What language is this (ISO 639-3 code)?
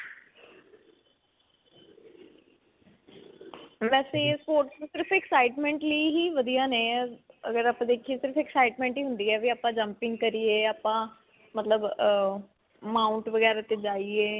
pan